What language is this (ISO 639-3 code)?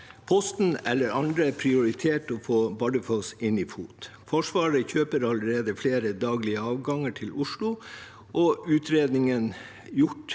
nor